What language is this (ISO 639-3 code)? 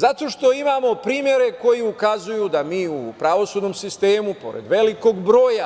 srp